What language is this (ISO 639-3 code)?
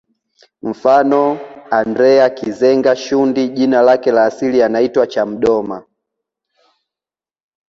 swa